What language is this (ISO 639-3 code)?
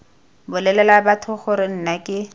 tsn